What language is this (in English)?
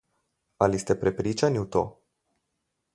Slovenian